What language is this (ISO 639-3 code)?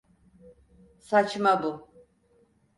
tur